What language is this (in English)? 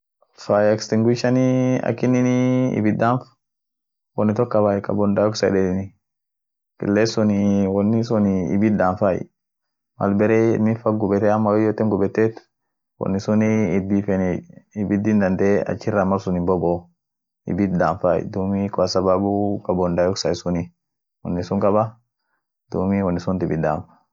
Orma